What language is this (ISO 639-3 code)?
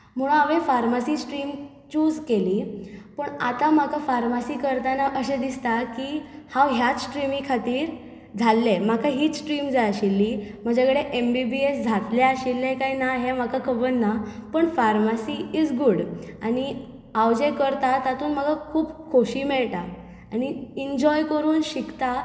kok